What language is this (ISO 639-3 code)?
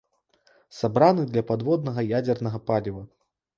bel